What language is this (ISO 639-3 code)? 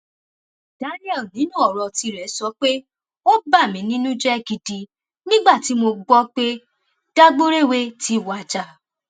yor